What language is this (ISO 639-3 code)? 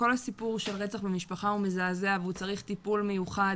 heb